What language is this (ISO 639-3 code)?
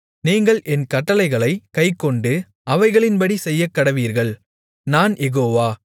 tam